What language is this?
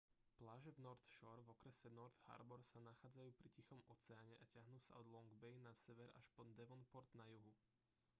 Slovak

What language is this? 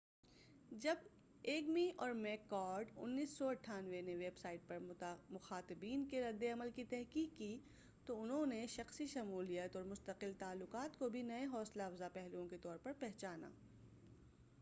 Urdu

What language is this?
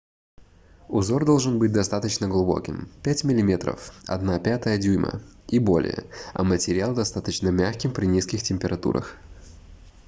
Russian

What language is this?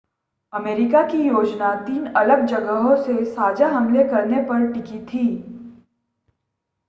Hindi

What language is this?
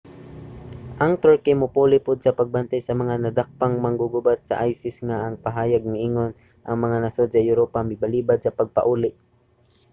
Cebuano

